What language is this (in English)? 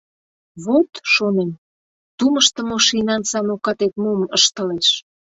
Mari